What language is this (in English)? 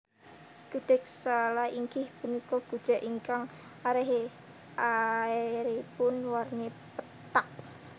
Javanese